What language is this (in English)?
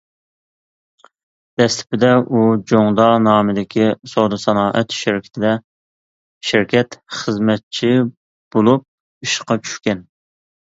Uyghur